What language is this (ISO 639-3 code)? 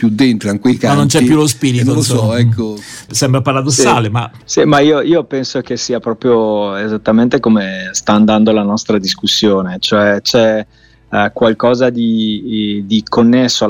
ita